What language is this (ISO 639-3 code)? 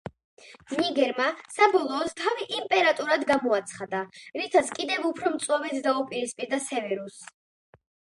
kat